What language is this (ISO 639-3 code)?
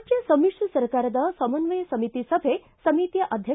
kan